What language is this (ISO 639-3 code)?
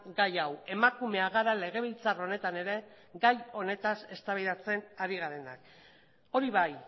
eus